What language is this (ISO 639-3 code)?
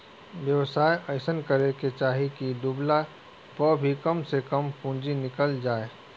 bho